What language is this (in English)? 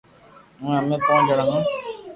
Loarki